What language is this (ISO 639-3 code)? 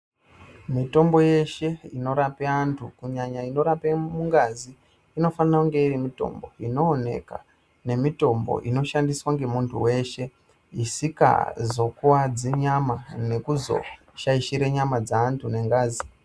ndc